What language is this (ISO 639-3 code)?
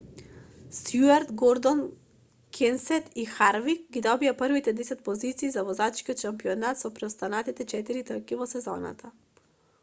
mkd